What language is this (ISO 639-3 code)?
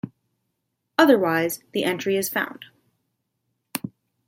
eng